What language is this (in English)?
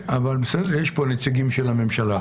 Hebrew